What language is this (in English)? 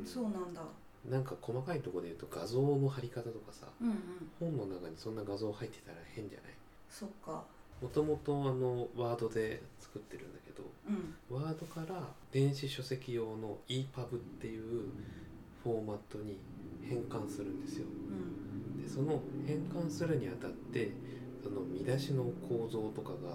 Japanese